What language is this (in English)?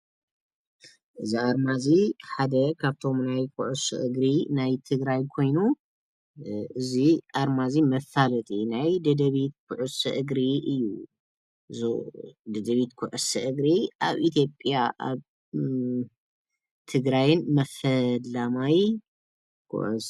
Tigrinya